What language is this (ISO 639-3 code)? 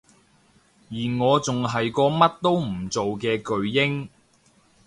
yue